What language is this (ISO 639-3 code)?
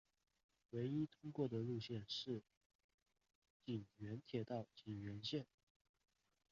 zho